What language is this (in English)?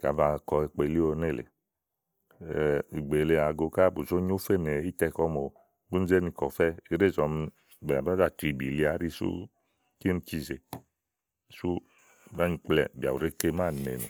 Igo